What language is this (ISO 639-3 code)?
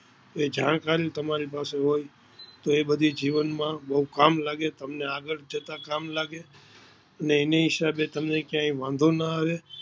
guj